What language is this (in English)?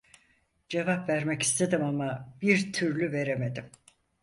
Turkish